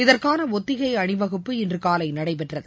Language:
Tamil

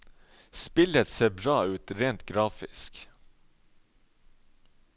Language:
Norwegian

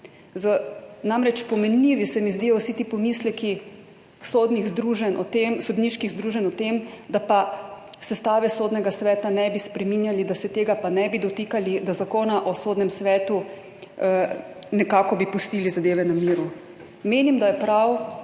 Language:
Slovenian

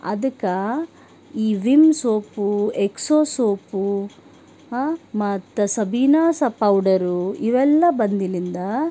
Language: Kannada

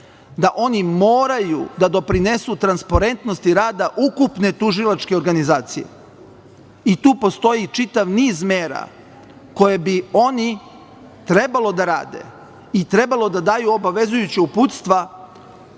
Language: Serbian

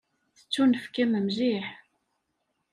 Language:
Kabyle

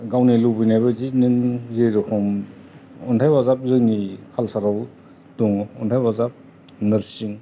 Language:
Bodo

